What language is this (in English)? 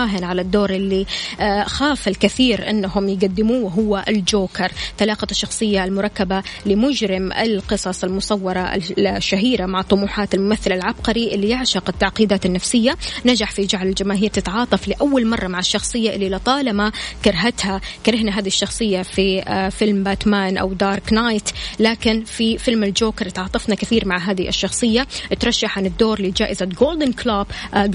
Arabic